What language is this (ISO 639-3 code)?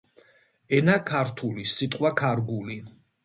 kat